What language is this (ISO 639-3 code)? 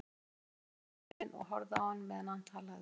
isl